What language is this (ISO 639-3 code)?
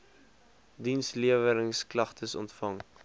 afr